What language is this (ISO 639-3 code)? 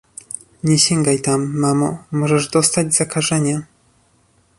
pol